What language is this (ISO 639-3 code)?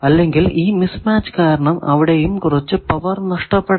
mal